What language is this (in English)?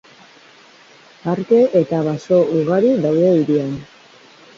Basque